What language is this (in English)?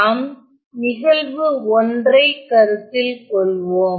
Tamil